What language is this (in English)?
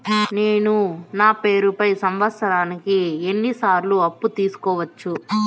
Telugu